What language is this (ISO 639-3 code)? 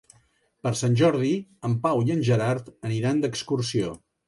cat